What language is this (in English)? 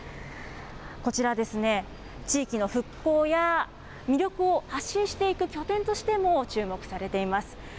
Japanese